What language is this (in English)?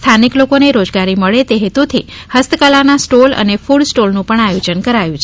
Gujarati